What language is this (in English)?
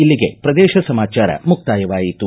Kannada